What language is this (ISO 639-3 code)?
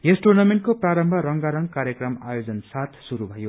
nep